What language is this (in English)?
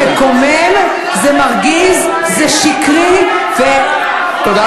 Hebrew